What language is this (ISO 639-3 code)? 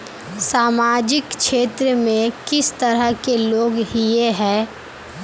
mag